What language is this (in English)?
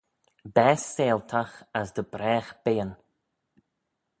Manx